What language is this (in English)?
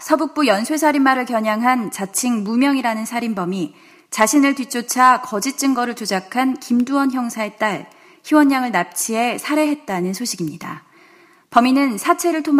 Korean